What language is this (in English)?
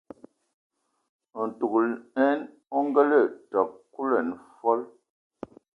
Ewondo